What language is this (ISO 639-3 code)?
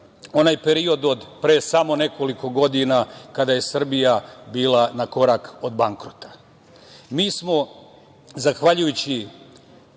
srp